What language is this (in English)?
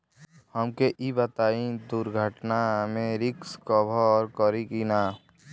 Bhojpuri